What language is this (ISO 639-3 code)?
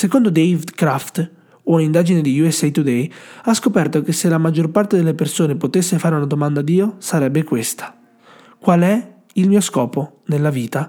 ita